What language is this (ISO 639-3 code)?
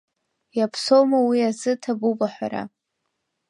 abk